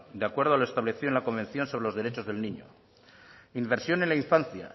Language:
Spanish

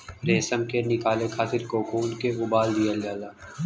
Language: Bhojpuri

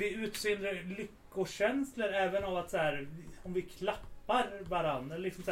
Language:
Swedish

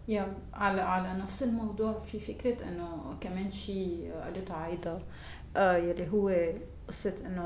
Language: Arabic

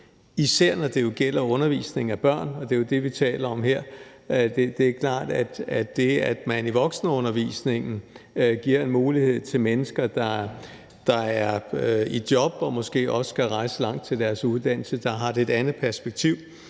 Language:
Danish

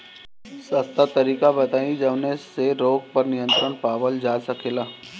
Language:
Bhojpuri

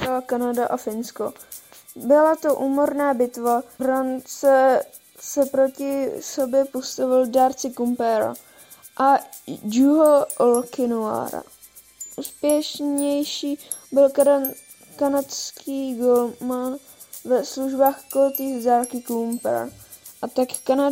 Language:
Czech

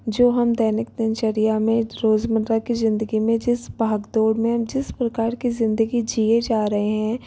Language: Hindi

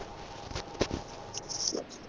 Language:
Punjabi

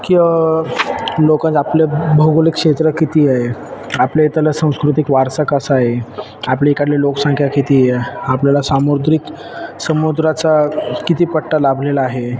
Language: Marathi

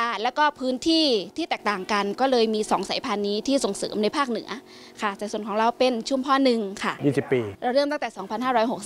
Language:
Thai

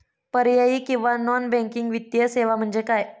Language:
Marathi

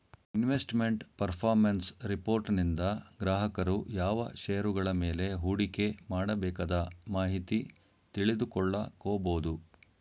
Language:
Kannada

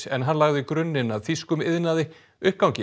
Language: Icelandic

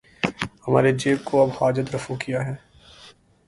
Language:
Urdu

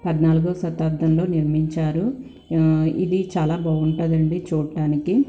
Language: Telugu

